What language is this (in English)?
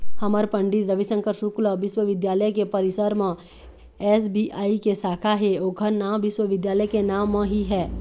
Chhattisgarhi